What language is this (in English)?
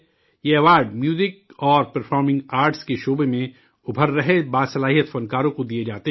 Urdu